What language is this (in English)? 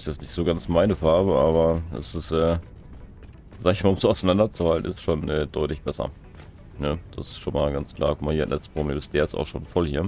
German